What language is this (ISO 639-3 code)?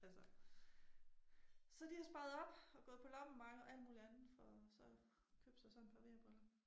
dan